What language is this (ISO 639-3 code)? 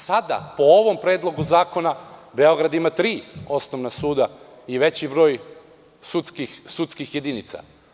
srp